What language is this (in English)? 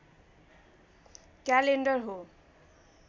Nepali